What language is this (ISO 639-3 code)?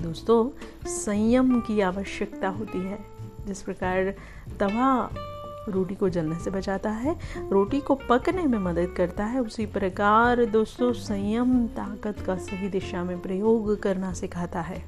hin